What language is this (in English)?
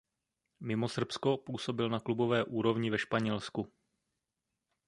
Czech